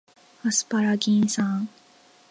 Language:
Japanese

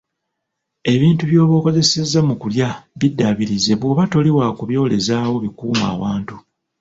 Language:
Ganda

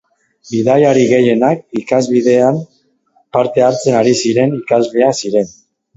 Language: Basque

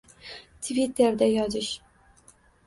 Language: Uzbek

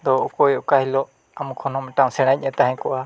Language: Santali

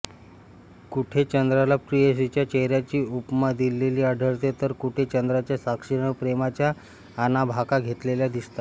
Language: Marathi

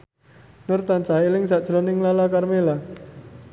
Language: Javanese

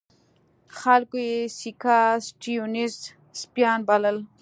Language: Pashto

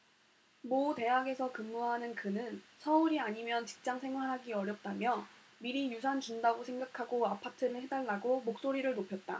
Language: Korean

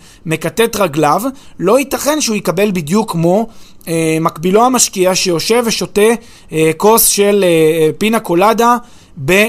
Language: Hebrew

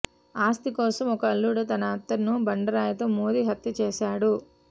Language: Telugu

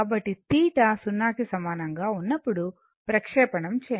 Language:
Telugu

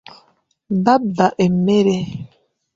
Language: Ganda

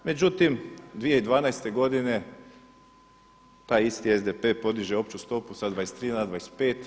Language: Croatian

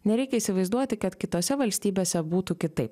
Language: Lithuanian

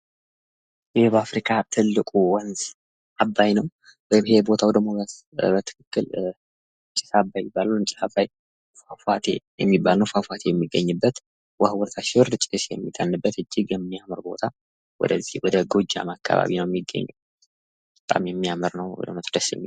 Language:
Amharic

